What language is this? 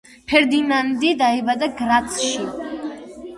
Georgian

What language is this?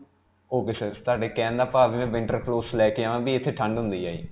Punjabi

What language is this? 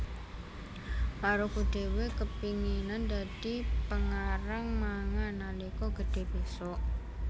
Javanese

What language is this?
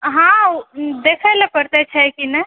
Maithili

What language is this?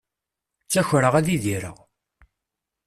Kabyle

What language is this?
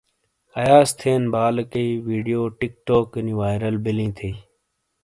Shina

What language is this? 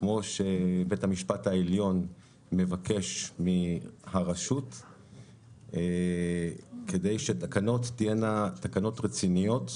Hebrew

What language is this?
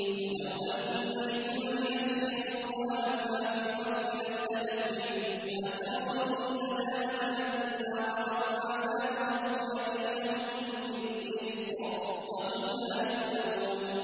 Arabic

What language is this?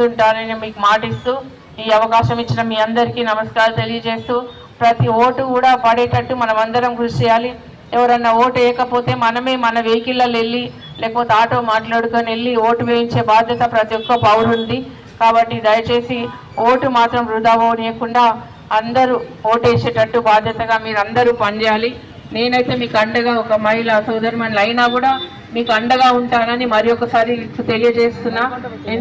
Telugu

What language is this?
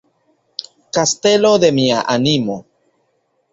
Esperanto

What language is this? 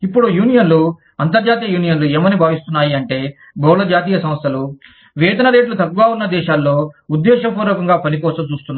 Telugu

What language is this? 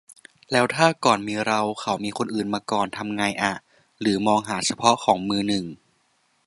Thai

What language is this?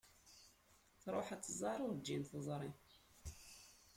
Kabyle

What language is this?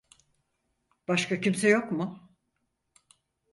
Turkish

